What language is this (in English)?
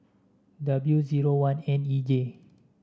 English